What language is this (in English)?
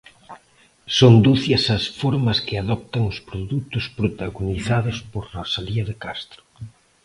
Galician